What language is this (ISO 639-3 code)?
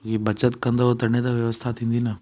snd